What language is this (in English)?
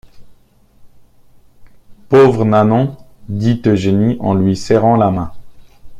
French